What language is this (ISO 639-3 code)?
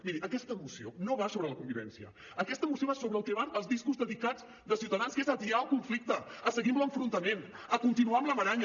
cat